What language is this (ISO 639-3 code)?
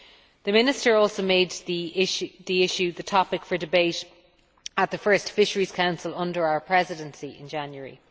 eng